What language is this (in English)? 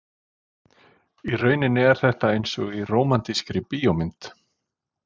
Icelandic